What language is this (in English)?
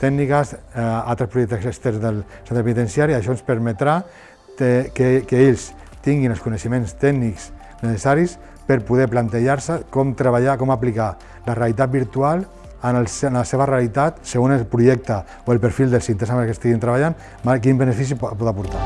Catalan